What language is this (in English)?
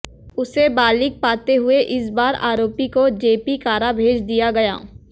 Hindi